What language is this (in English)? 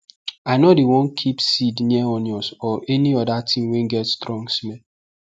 Nigerian Pidgin